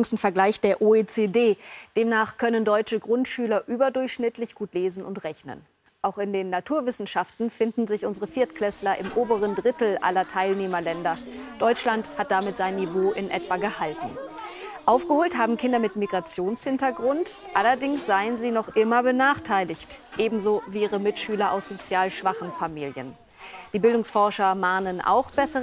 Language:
German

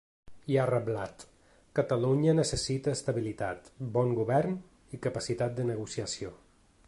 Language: Catalan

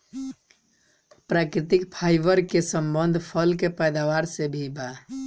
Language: Bhojpuri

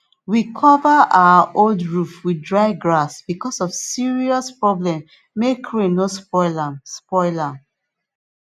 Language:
Nigerian Pidgin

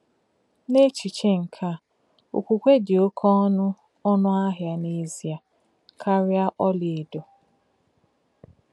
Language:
Igbo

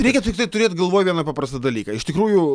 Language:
Lithuanian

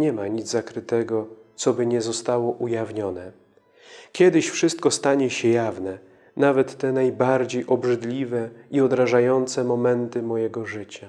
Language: Polish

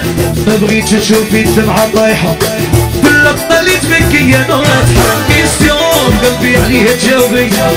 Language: Arabic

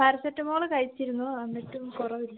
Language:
Malayalam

